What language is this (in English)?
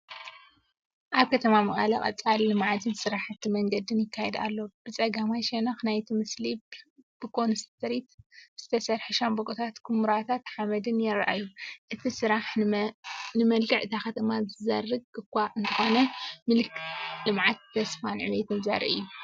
Tigrinya